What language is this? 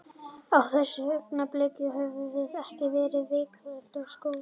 Icelandic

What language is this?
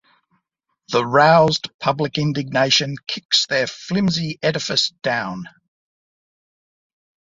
English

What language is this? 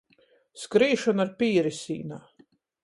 Latgalian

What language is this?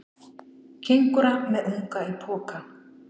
Icelandic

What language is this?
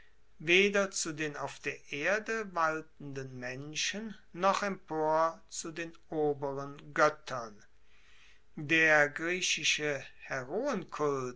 German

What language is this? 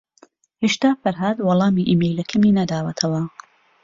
Central Kurdish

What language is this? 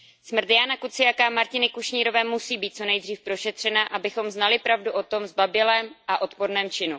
Czech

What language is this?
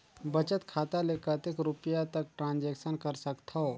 Chhattisgarhi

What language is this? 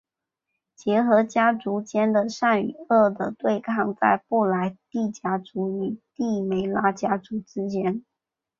Chinese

